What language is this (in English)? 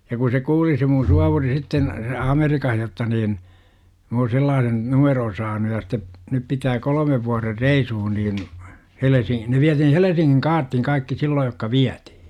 Finnish